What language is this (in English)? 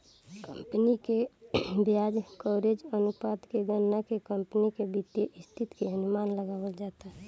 Bhojpuri